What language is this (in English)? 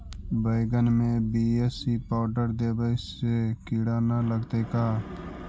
Magahi